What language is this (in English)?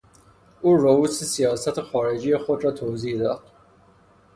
Persian